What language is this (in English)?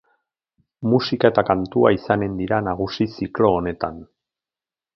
Basque